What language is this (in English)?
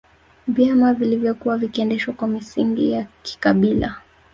Swahili